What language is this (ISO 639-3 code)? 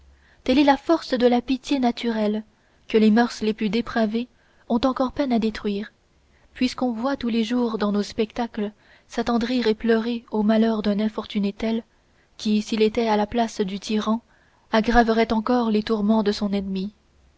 fra